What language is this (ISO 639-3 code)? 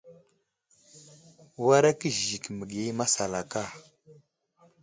udl